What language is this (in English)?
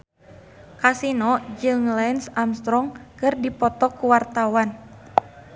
Sundanese